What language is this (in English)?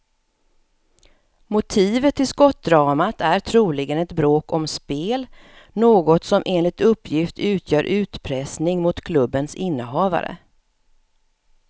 Swedish